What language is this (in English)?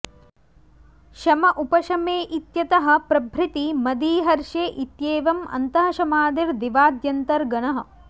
Sanskrit